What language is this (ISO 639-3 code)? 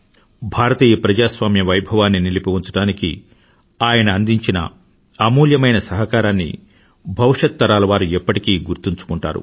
tel